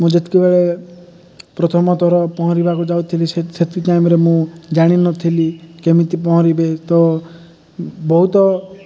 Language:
Odia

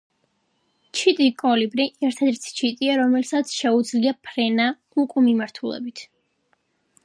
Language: Georgian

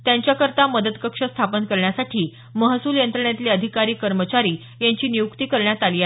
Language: Marathi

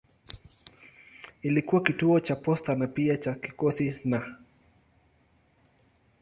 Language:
Swahili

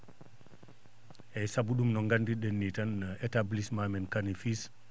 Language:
Fula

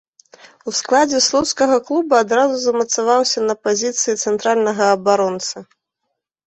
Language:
Belarusian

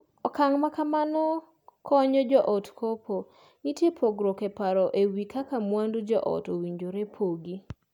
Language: Luo (Kenya and Tanzania)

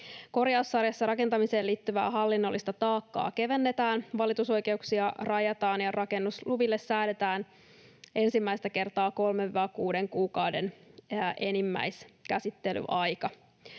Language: Finnish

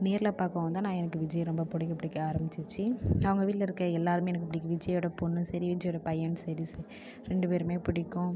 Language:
Tamil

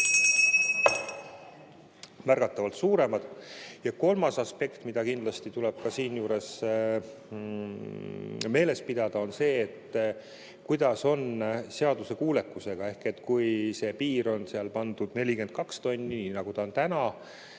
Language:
Estonian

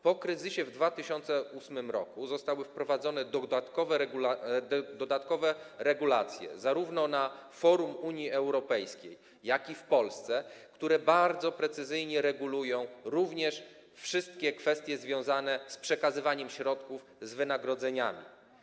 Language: Polish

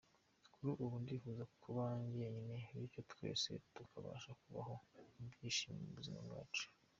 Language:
Kinyarwanda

